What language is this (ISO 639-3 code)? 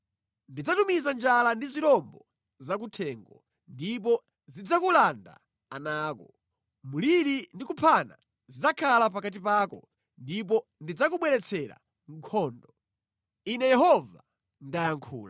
nya